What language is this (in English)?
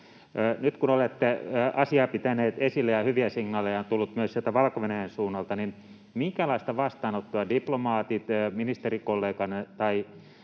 Finnish